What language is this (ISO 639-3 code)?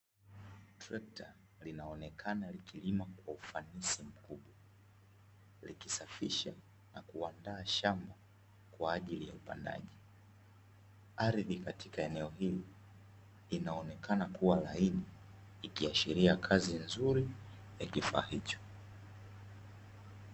swa